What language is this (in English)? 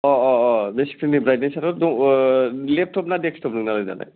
Bodo